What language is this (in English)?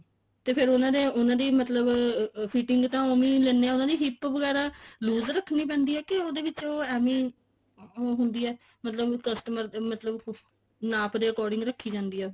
Punjabi